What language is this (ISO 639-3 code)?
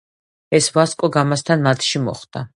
kat